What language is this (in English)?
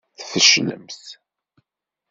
Kabyle